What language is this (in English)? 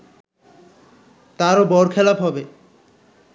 Bangla